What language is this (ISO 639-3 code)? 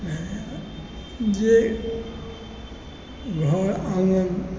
mai